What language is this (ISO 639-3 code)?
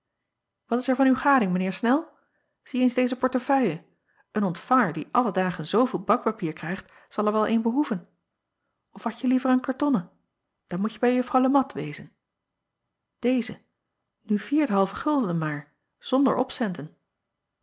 nld